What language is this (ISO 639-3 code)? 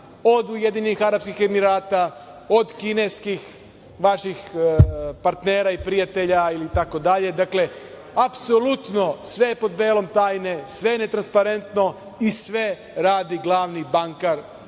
srp